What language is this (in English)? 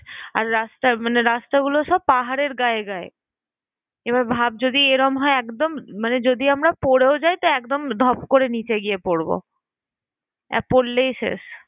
Bangla